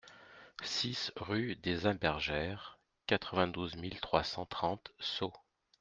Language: French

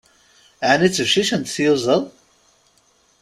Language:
Kabyle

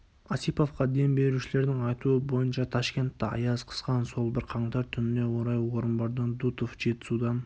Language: Kazakh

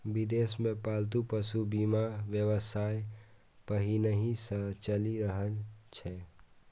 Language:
Maithili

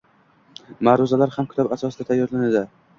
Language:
Uzbek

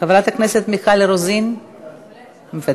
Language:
Hebrew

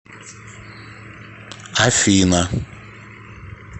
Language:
Russian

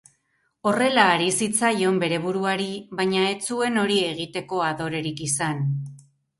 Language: Basque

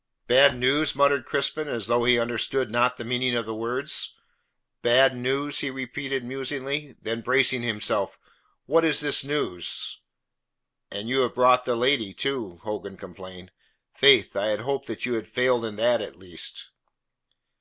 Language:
English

